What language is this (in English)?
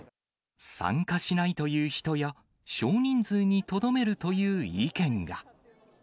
Japanese